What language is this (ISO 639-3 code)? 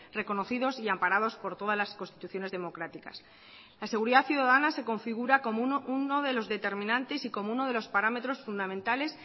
spa